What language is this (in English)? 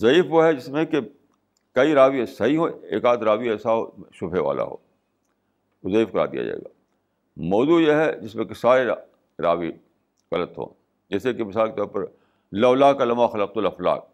Urdu